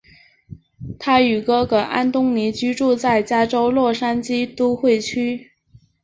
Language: Chinese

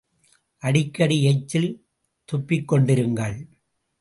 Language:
Tamil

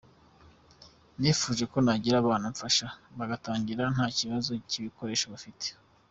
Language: Kinyarwanda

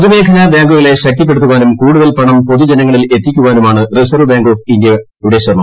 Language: Malayalam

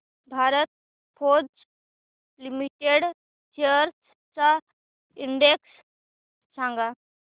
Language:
Marathi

